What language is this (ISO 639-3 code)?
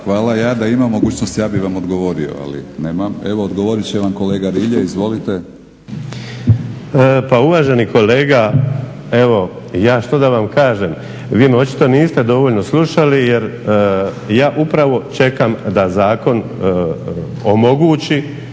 hrv